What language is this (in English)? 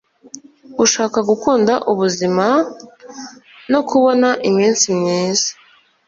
Kinyarwanda